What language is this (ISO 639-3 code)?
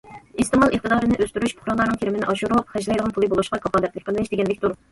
uig